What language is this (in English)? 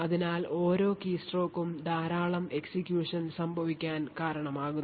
Malayalam